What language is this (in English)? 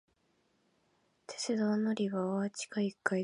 Japanese